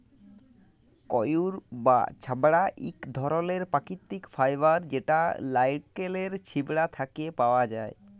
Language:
Bangla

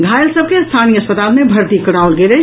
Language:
Maithili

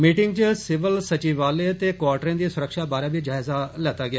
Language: Dogri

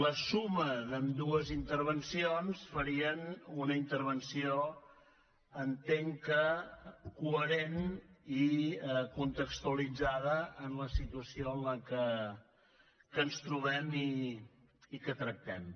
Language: Catalan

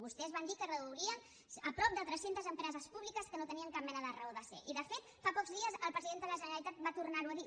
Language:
Catalan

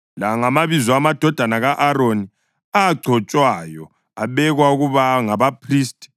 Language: North Ndebele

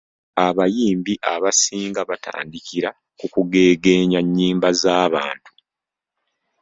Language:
Ganda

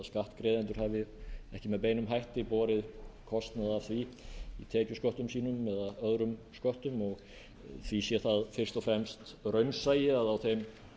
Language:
Icelandic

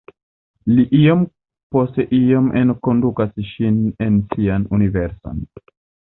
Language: Esperanto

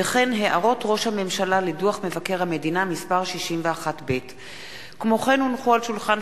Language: Hebrew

